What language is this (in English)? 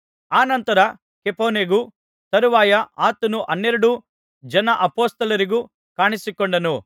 Kannada